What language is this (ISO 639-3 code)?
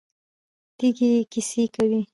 pus